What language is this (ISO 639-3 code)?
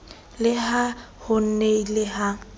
sot